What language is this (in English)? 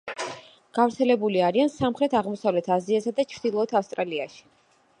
Georgian